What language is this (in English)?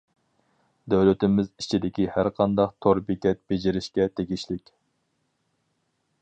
Uyghur